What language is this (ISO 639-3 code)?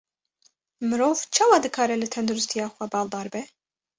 kur